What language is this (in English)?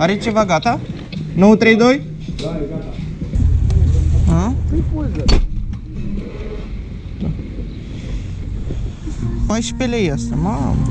Romanian